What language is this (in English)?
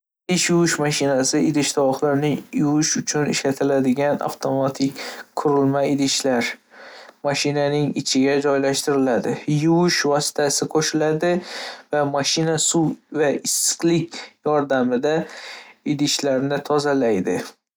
Uzbek